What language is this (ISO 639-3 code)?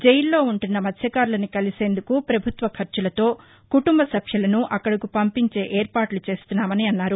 tel